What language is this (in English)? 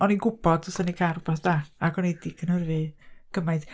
Welsh